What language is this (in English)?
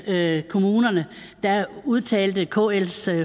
Danish